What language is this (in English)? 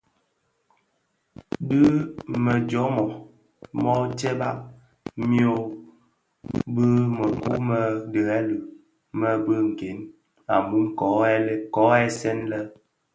Bafia